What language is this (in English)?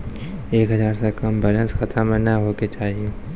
Maithili